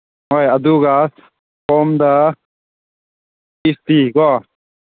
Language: Manipuri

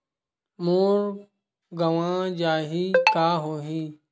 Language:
Chhattisgarhi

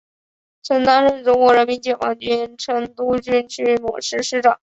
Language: Chinese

